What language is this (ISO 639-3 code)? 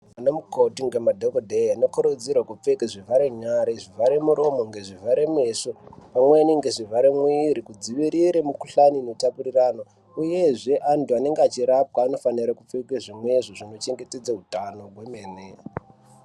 ndc